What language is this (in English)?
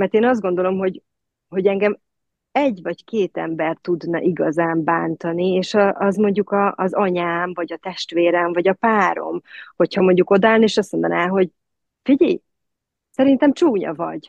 Hungarian